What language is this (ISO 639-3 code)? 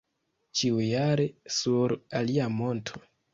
epo